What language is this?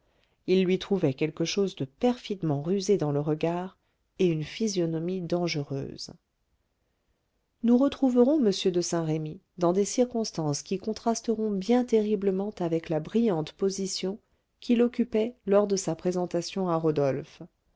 French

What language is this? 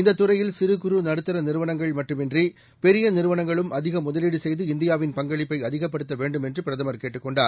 Tamil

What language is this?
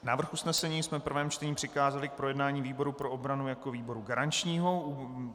Czech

